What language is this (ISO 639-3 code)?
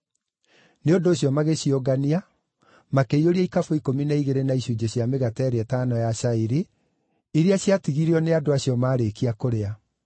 kik